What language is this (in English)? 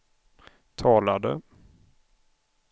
Swedish